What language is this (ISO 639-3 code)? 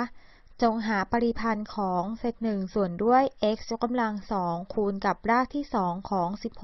tha